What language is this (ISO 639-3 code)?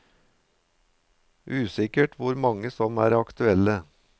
nor